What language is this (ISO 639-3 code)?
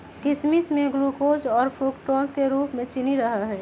mag